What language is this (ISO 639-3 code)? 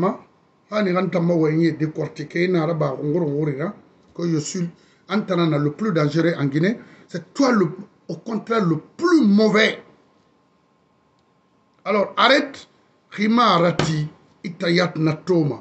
fra